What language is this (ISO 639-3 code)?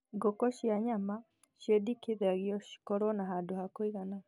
kik